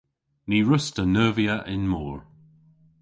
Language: Cornish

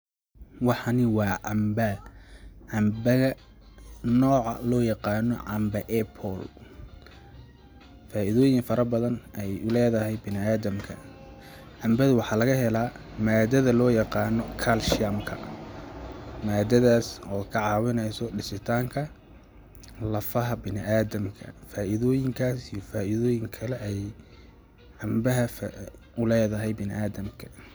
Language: Somali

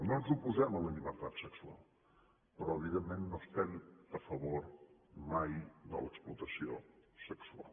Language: Catalan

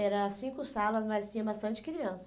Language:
Portuguese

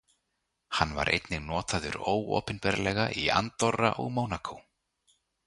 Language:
Icelandic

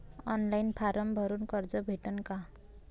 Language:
Marathi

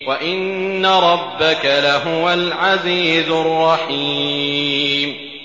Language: Arabic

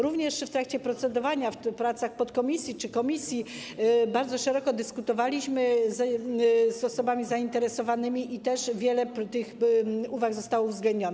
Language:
Polish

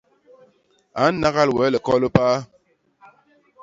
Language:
Basaa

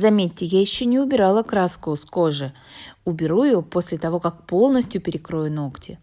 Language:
Russian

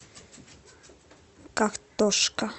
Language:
Russian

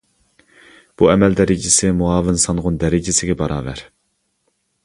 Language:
Uyghur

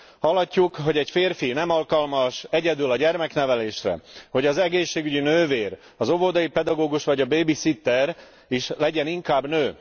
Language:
Hungarian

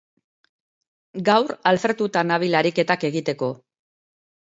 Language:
Basque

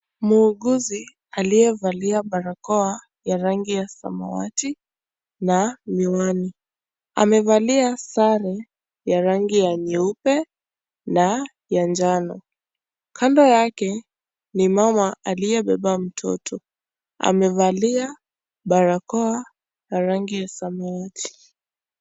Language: Swahili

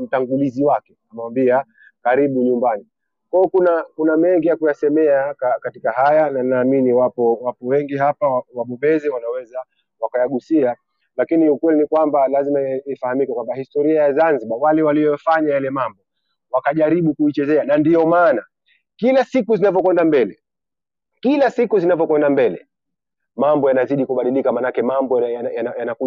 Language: Swahili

